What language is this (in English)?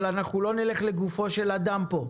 Hebrew